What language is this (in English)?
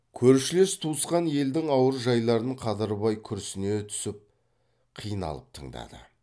Kazakh